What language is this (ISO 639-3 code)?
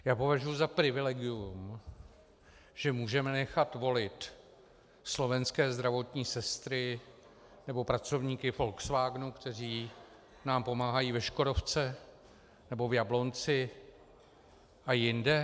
ces